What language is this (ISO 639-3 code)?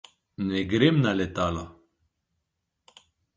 slv